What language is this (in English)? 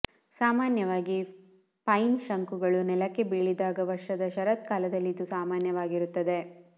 Kannada